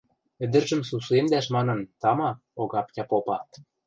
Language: Western Mari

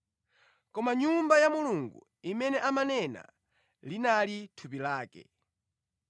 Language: Nyanja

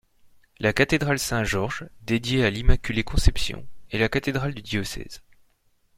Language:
French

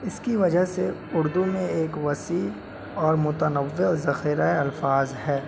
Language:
Urdu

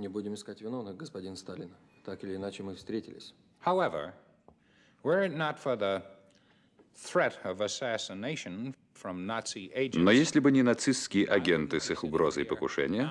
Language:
Russian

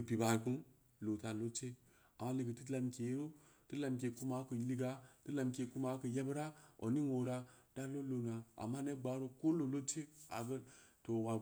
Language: Samba Leko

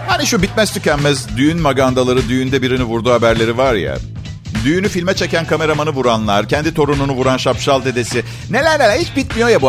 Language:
Turkish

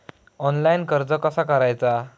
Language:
Marathi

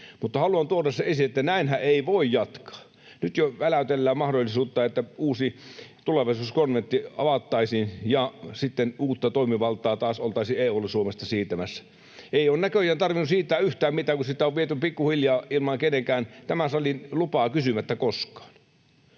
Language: Finnish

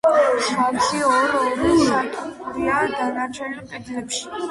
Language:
Georgian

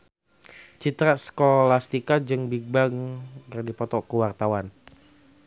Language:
Sundanese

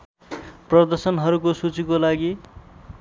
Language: Nepali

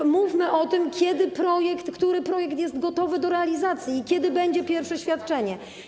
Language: Polish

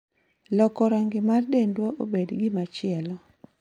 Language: Luo (Kenya and Tanzania)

